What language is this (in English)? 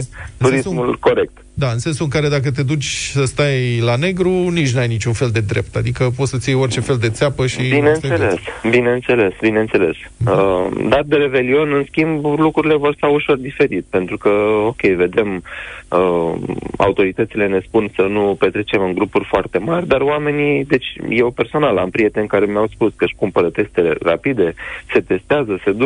Romanian